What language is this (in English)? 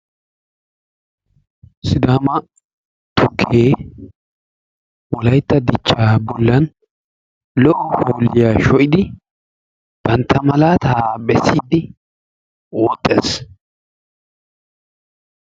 Wolaytta